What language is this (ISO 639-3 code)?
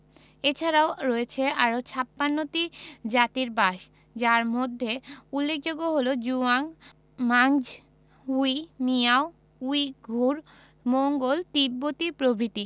ben